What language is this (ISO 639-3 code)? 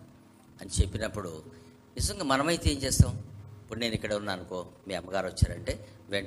tel